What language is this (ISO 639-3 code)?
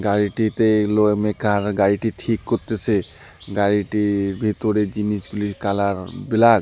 ben